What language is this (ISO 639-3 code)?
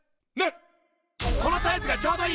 jpn